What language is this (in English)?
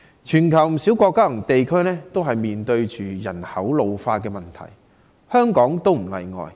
Cantonese